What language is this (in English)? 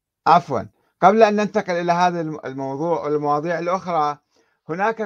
Arabic